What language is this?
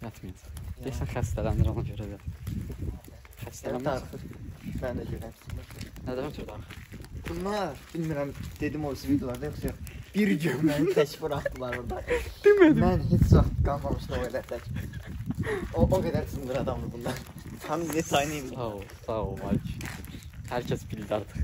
Turkish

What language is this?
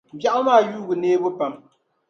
Dagbani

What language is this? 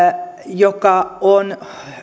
Finnish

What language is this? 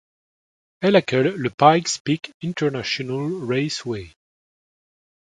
French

